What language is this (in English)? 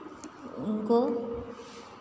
Hindi